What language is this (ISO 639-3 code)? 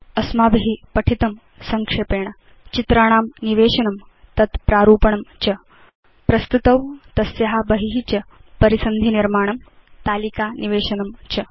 san